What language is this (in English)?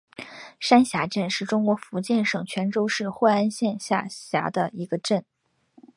Chinese